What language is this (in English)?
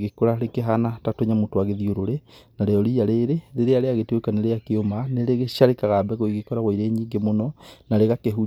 Kikuyu